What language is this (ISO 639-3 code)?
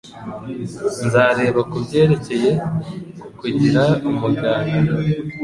kin